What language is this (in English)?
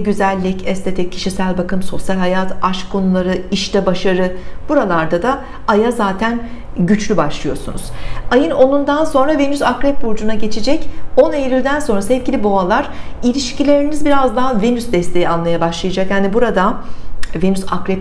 Turkish